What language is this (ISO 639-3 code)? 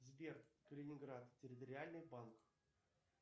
rus